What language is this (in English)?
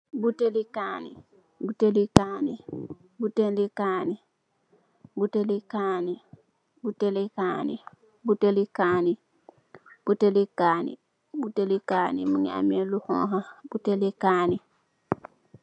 Wolof